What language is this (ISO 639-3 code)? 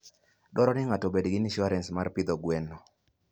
luo